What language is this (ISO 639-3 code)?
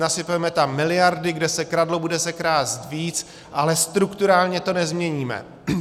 ces